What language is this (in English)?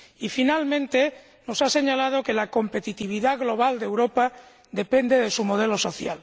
Spanish